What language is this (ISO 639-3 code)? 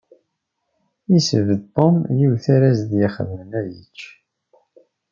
kab